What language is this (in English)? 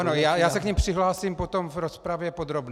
Czech